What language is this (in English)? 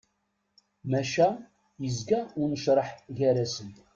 Kabyle